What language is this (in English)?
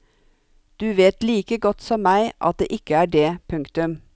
Norwegian